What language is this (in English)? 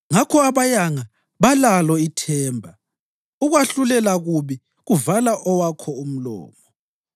North Ndebele